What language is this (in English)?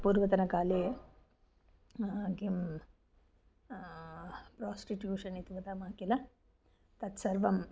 Sanskrit